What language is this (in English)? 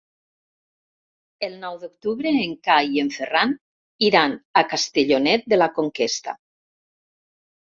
Catalan